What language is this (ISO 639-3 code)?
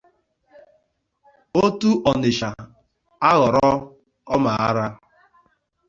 ibo